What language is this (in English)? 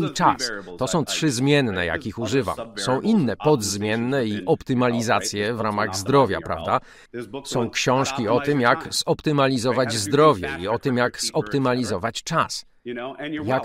Polish